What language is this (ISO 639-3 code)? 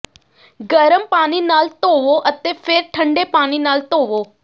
pan